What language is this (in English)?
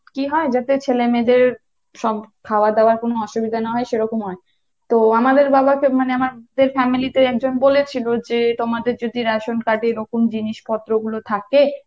Bangla